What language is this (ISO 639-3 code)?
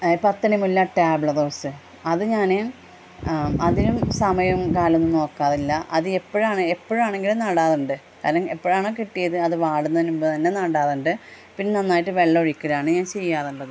mal